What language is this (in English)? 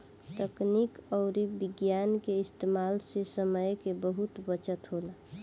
Bhojpuri